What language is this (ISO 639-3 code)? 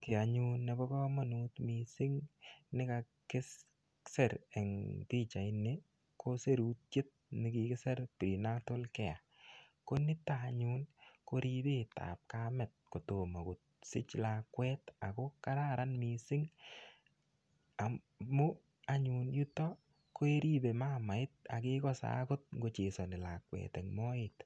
kln